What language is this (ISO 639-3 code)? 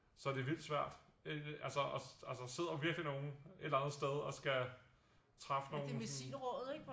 dan